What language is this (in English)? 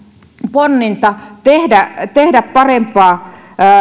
Finnish